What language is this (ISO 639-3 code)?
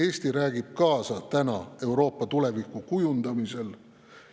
est